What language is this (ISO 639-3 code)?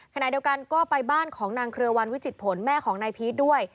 tha